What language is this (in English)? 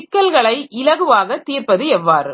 Tamil